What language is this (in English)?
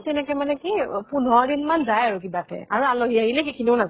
Assamese